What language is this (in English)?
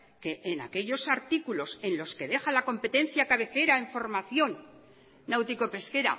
Spanish